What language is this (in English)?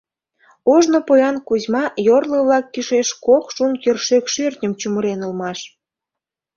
Mari